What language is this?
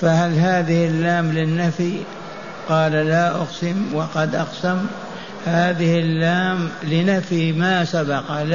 Arabic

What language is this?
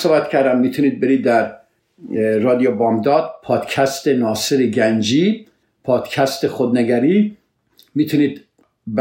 Persian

